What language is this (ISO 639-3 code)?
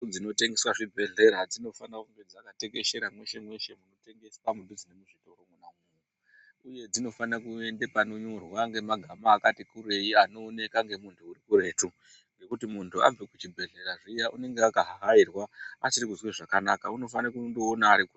ndc